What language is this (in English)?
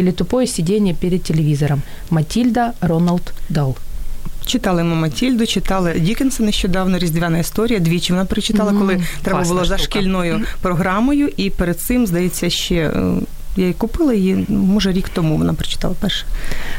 Ukrainian